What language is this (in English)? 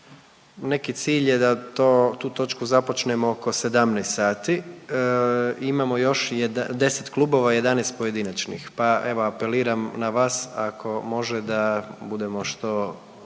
Croatian